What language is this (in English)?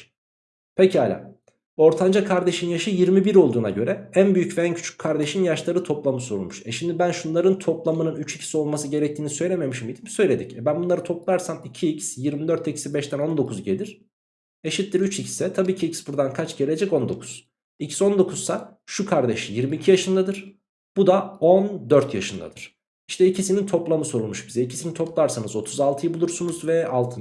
Turkish